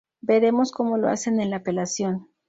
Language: Spanish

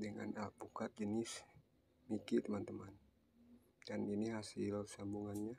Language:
Indonesian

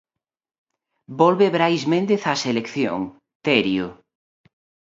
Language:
Galician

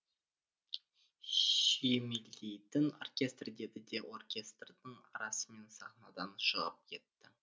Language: Kazakh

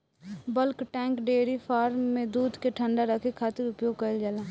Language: Bhojpuri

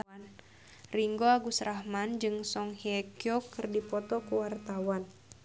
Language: Sundanese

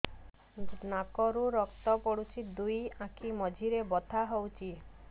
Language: Odia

